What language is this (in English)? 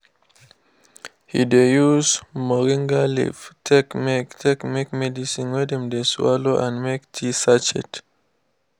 Nigerian Pidgin